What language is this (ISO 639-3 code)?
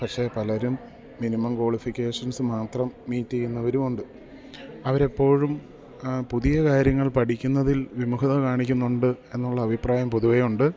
mal